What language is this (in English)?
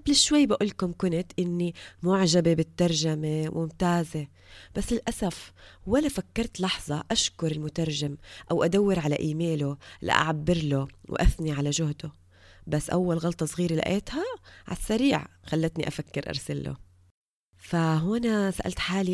Arabic